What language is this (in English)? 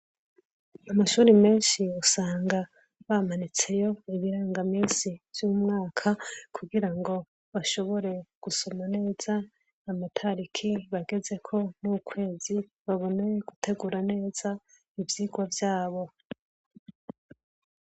Rundi